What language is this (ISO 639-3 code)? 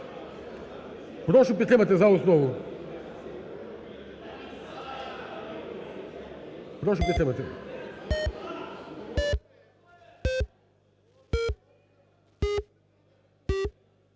ukr